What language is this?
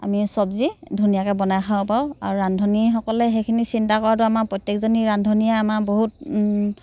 Assamese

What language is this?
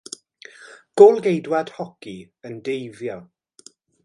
Welsh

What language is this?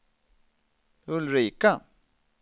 Swedish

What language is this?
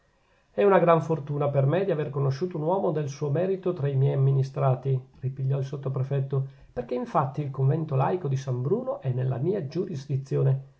Italian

